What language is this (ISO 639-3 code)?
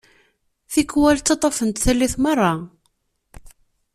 kab